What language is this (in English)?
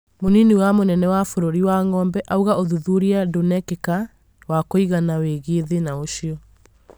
Kikuyu